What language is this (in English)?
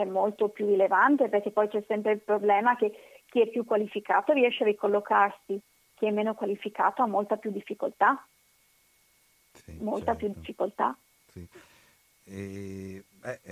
Italian